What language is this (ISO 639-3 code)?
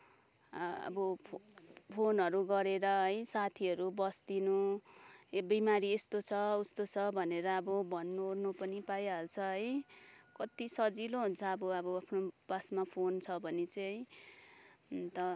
nep